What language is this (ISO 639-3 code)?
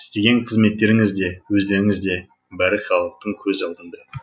kaz